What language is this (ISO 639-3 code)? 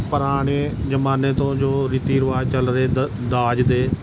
pan